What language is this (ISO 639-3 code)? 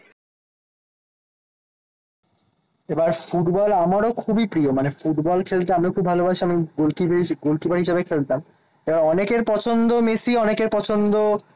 ben